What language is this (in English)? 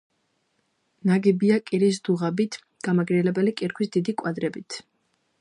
Georgian